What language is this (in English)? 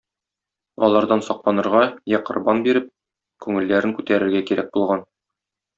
Tatar